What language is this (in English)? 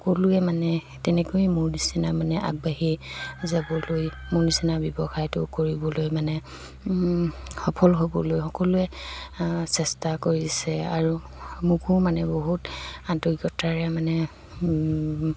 Assamese